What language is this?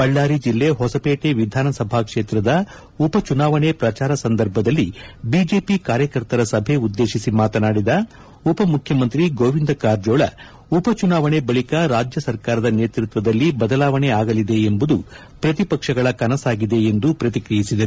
Kannada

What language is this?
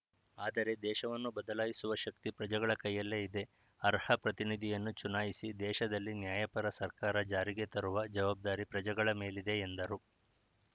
Kannada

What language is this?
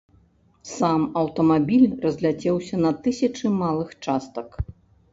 Belarusian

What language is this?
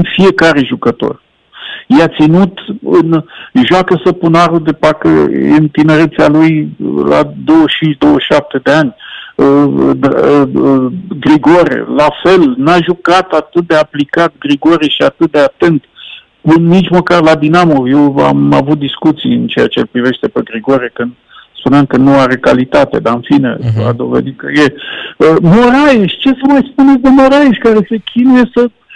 Romanian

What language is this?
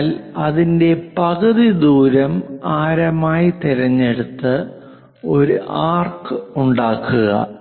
Malayalam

